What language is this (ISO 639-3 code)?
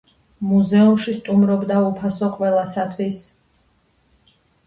kat